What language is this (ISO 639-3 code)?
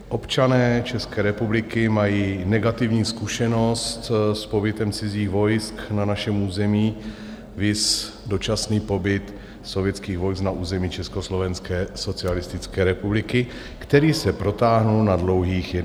ces